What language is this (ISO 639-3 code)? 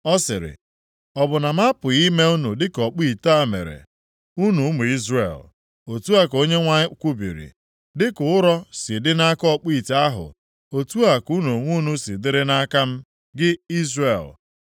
ibo